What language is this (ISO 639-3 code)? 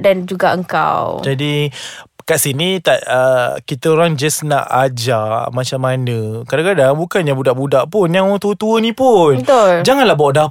msa